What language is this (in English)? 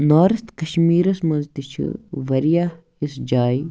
Kashmiri